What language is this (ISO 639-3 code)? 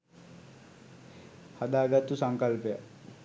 sin